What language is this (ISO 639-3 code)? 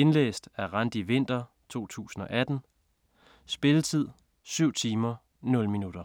dan